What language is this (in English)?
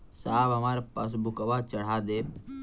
Bhojpuri